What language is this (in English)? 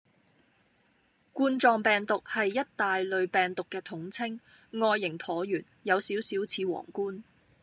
Cantonese